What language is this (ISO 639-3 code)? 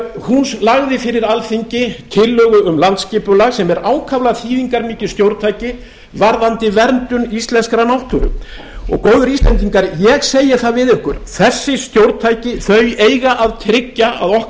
isl